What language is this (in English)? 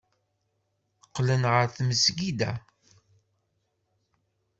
Kabyle